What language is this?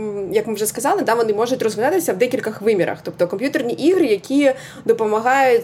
Ukrainian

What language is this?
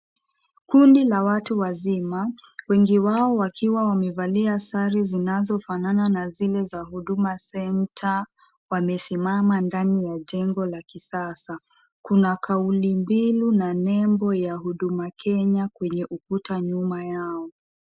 Swahili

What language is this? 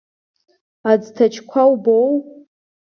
Abkhazian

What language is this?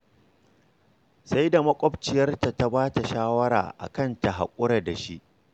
Hausa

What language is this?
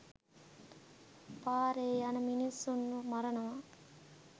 Sinhala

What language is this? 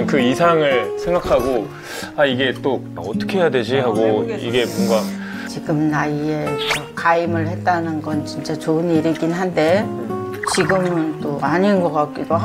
Korean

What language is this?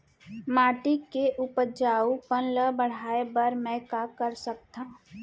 Chhattisgarhi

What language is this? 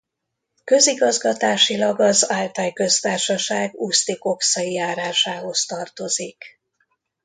Hungarian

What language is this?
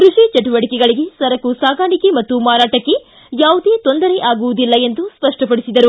Kannada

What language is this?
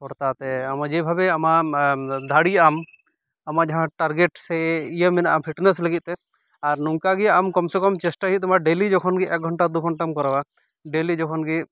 Santali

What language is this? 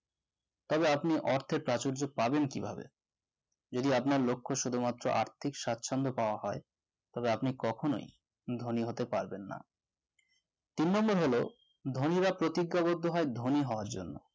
Bangla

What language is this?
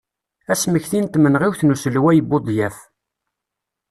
Kabyle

